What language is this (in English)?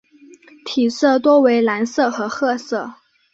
Chinese